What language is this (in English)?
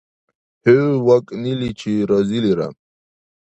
Dargwa